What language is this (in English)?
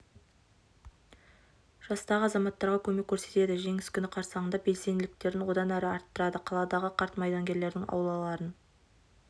Kazakh